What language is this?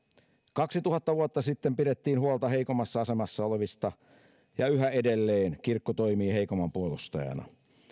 Finnish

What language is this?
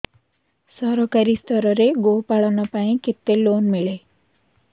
Odia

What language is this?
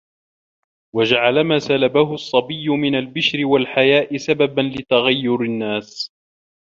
Arabic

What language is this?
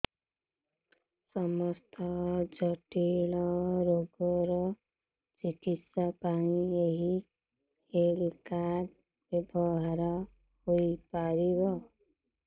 Odia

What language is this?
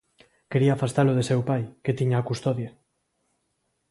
Galician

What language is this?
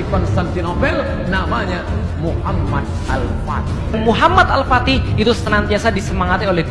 Indonesian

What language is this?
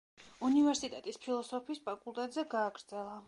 Georgian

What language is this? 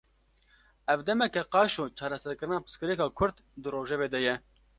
Kurdish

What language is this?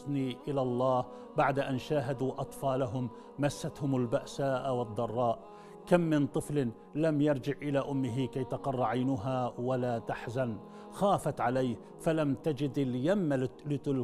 Arabic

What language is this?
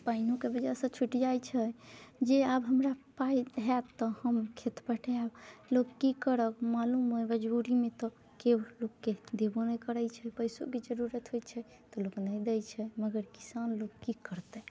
Maithili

